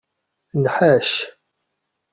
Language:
Kabyle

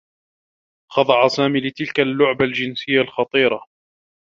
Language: Arabic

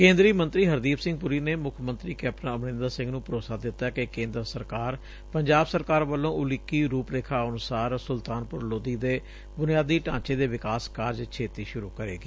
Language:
Punjabi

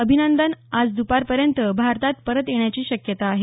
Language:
Marathi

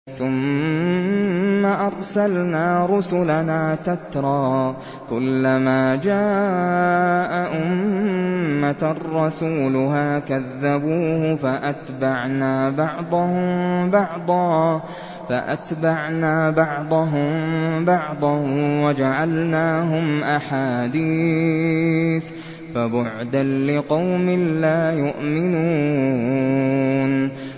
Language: Arabic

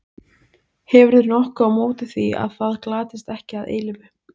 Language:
Icelandic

